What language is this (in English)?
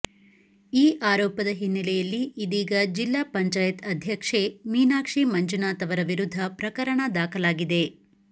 Kannada